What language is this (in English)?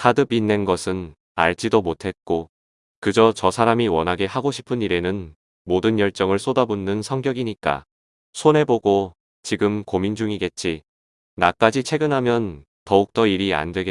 Korean